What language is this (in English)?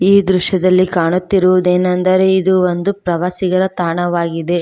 Kannada